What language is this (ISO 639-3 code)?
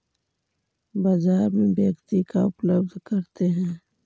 mag